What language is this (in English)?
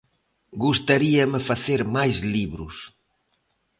Galician